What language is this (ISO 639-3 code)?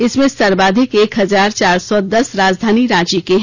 hin